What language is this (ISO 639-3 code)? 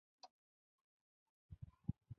pus